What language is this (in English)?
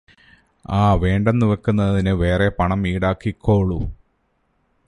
Malayalam